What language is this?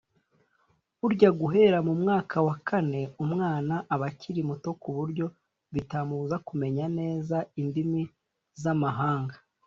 Kinyarwanda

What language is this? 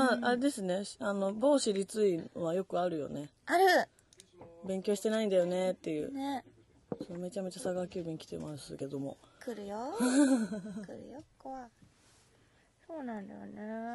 Japanese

